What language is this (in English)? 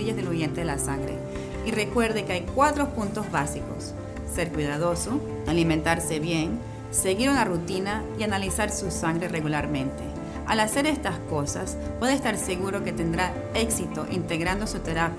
Spanish